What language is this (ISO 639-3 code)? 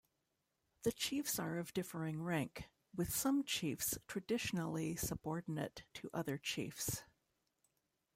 eng